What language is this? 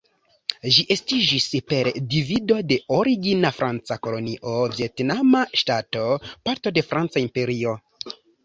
Esperanto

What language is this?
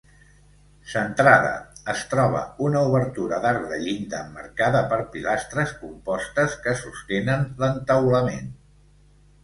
Catalan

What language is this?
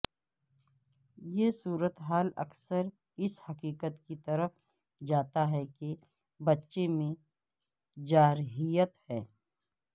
Urdu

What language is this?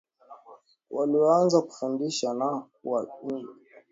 Swahili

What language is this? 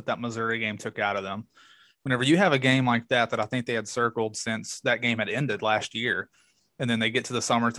English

